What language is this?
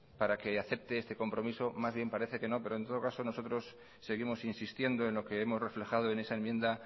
Spanish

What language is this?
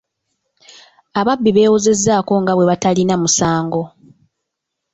Ganda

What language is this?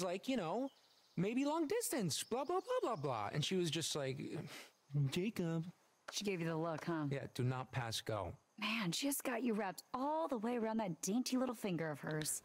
Romanian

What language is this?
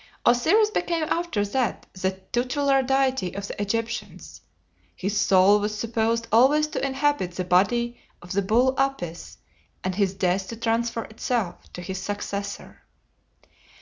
English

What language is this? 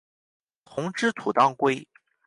Chinese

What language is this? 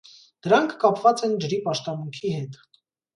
Armenian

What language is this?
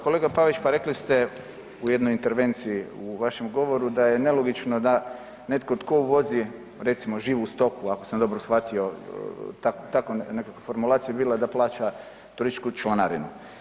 Croatian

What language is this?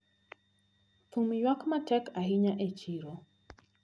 Luo (Kenya and Tanzania)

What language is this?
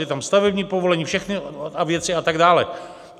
Czech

